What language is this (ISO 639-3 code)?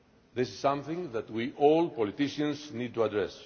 eng